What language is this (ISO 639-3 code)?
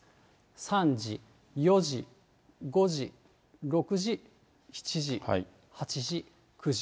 jpn